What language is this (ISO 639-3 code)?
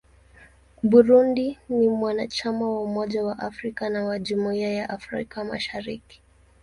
swa